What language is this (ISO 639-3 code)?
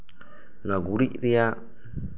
sat